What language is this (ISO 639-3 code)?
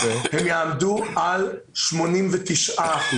heb